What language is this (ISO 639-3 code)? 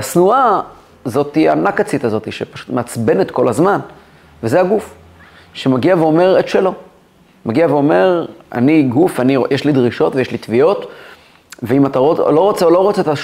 heb